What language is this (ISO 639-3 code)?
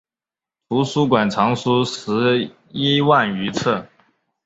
zho